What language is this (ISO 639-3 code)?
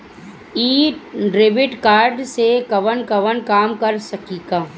bho